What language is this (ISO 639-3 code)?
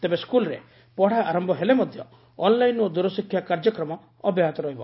ori